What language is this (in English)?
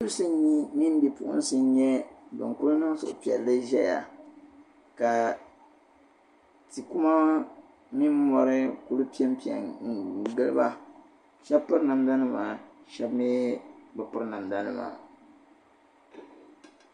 Dagbani